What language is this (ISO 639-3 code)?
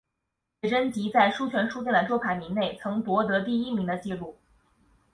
zho